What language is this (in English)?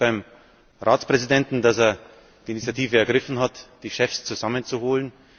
German